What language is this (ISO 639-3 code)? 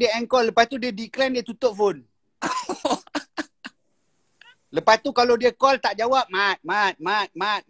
msa